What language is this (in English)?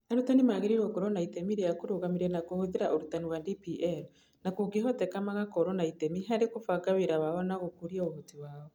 Kikuyu